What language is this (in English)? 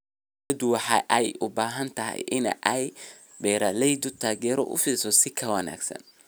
Somali